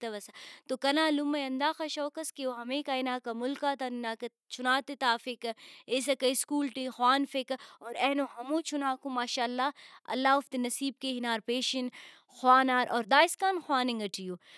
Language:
Brahui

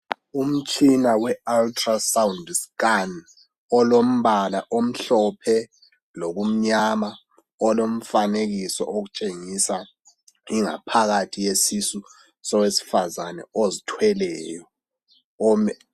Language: North Ndebele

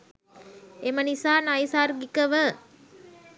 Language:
Sinhala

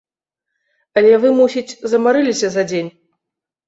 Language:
Belarusian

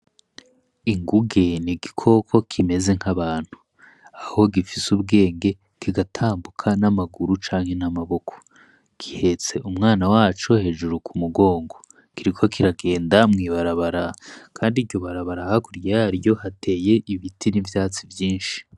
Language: Rundi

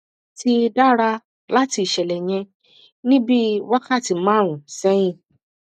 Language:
Yoruba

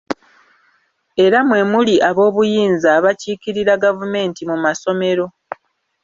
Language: Ganda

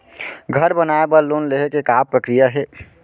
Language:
Chhattisgarhi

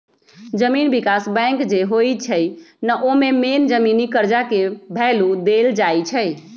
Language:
Magahi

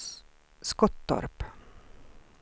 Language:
Swedish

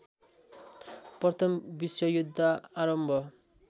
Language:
Nepali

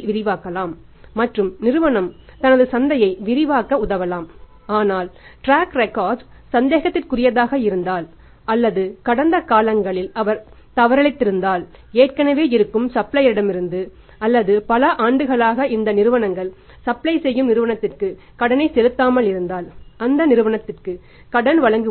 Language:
Tamil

